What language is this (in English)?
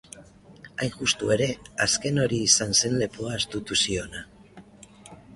Basque